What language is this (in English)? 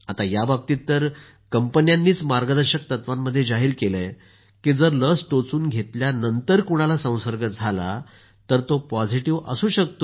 Marathi